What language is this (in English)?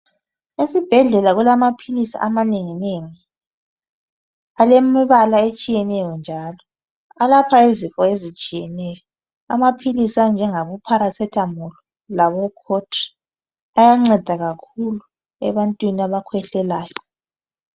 North Ndebele